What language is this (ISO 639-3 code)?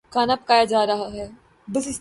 urd